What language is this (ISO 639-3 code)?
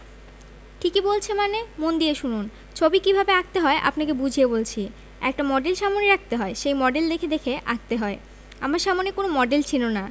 ben